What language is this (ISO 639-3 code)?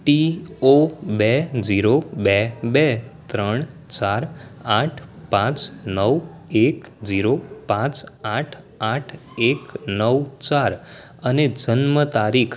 guj